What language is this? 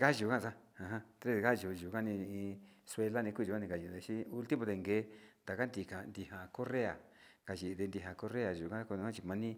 Sinicahua Mixtec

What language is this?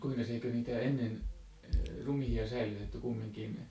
Finnish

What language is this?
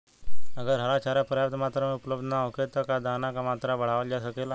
Bhojpuri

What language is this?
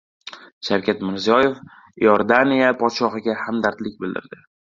Uzbek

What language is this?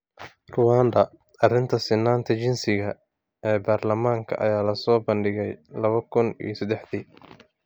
Somali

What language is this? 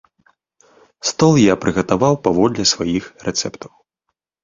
Belarusian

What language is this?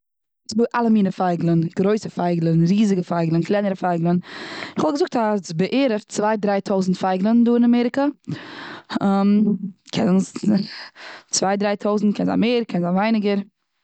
Yiddish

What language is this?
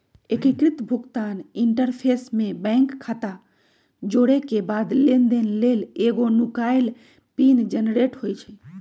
Magahi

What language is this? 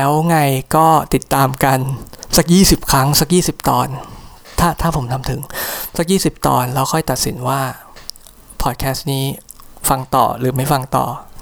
Thai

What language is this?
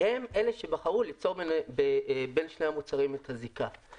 Hebrew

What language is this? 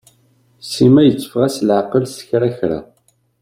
Kabyle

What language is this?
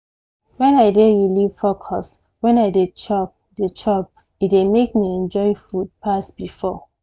Nigerian Pidgin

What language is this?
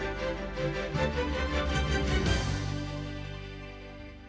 Ukrainian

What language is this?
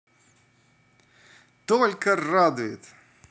Russian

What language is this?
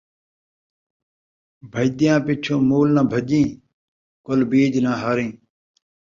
Saraiki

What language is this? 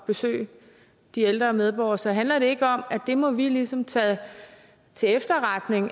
Danish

